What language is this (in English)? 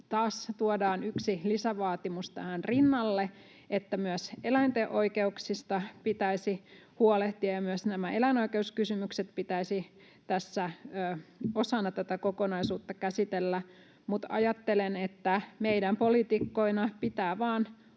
Finnish